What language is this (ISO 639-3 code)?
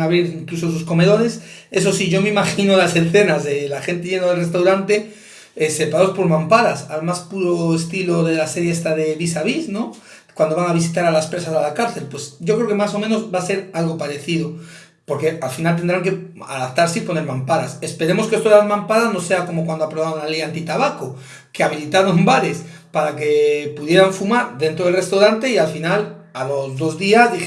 spa